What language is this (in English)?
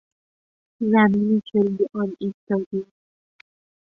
Persian